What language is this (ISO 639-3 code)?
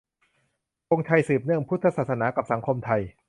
tha